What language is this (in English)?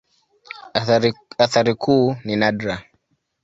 Swahili